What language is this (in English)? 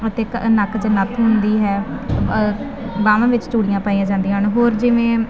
Punjabi